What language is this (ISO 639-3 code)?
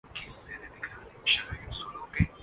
urd